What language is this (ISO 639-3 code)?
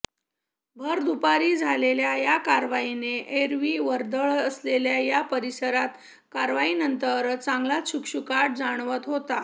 mar